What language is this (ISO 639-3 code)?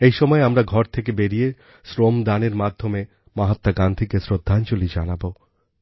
ben